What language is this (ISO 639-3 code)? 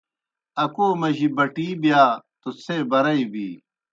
plk